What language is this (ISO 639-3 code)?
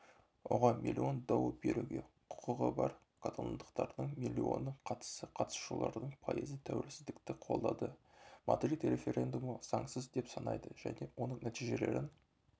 kaz